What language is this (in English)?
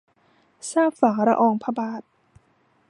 Thai